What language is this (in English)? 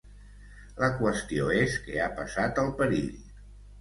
Catalan